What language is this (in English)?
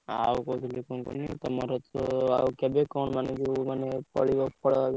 Odia